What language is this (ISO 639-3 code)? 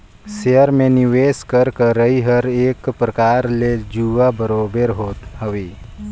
hne